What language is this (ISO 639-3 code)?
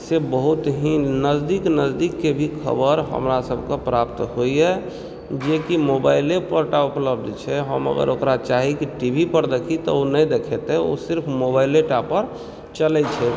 mai